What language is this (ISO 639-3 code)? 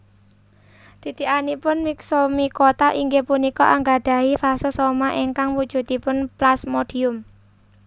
jav